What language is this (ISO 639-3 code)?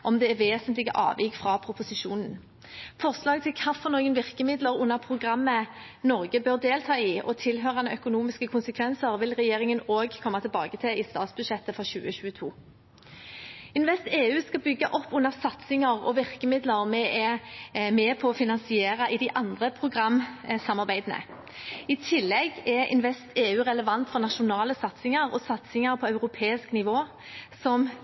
nob